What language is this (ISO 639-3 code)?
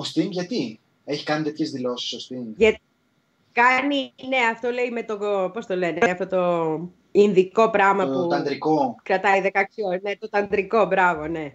ell